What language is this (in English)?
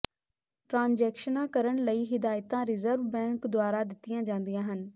Punjabi